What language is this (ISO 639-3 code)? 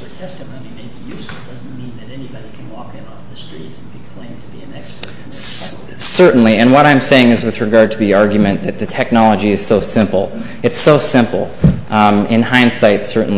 eng